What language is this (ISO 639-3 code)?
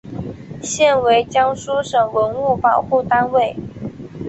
zho